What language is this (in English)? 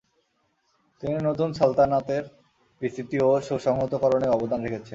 Bangla